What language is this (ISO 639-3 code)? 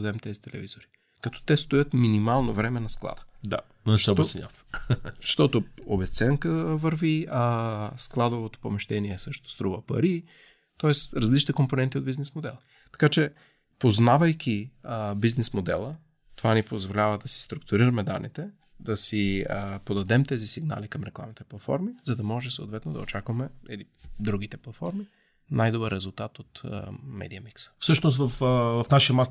bul